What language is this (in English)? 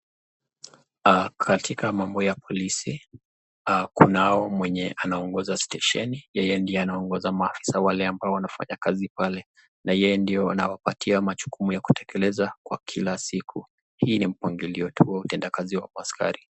Swahili